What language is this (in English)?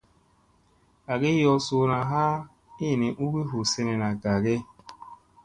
Musey